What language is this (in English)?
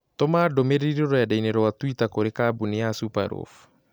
Kikuyu